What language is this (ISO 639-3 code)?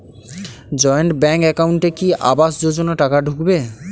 ben